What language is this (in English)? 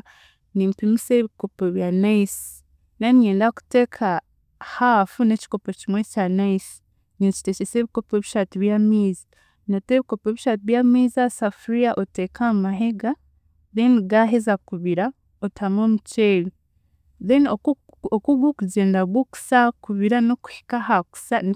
Chiga